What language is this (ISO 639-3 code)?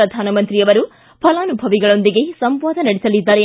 kan